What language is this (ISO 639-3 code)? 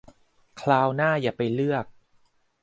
tha